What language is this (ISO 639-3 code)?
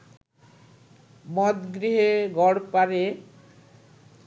ben